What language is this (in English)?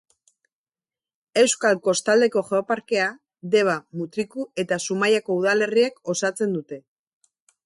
Basque